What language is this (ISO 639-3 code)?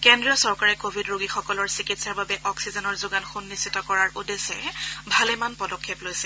asm